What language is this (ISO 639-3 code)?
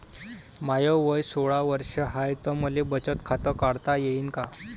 mar